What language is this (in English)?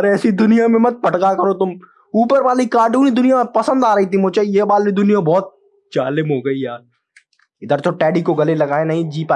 Hindi